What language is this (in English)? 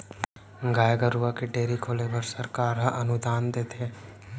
Chhattisgarhi